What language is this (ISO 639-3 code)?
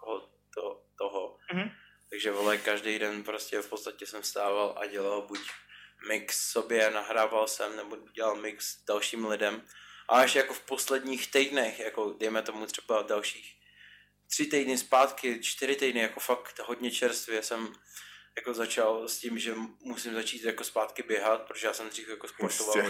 ces